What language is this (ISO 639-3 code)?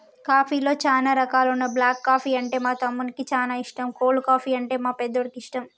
tel